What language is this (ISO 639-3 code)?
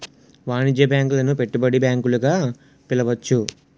tel